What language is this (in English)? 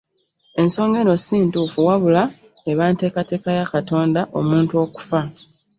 Ganda